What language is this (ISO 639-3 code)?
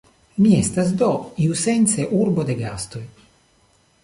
epo